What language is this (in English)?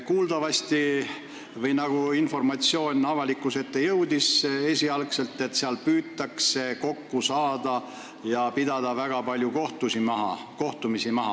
Estonian